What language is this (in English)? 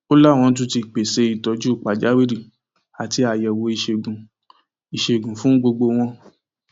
Yoruba